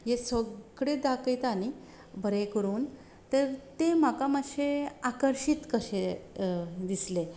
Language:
Konkani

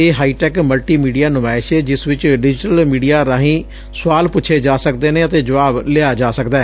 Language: Punjabi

